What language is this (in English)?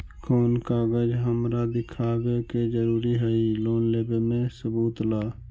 Magahi